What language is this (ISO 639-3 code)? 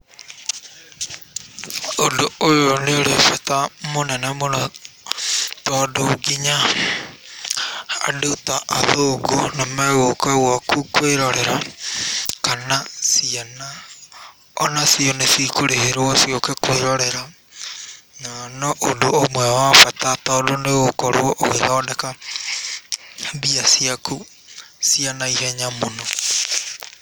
kik